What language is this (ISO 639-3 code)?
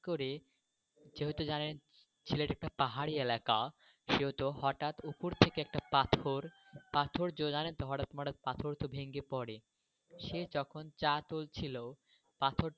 ben